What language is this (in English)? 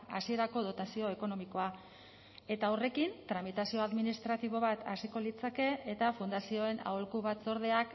Basque